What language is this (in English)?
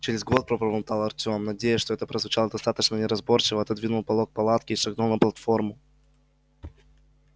Russian